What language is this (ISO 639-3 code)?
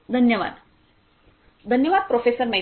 mar